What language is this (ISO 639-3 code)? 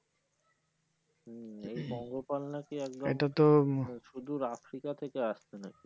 ben